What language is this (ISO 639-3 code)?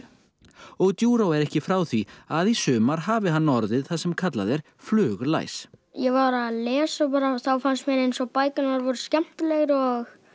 isl